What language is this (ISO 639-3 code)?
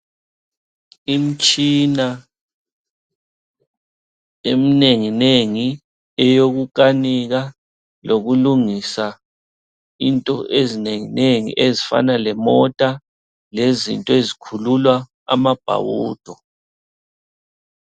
nde